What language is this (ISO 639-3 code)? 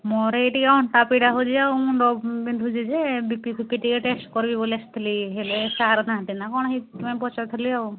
ori